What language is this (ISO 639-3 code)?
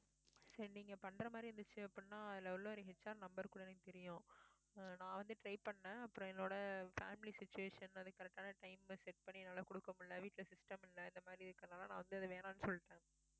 tam